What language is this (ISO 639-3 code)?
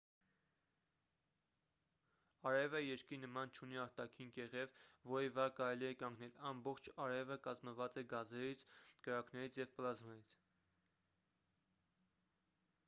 hye